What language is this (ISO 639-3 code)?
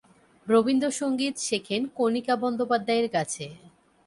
ben